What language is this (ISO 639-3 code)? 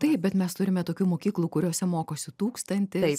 lit